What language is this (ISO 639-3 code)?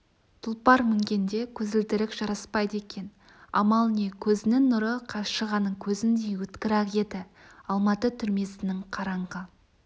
kaz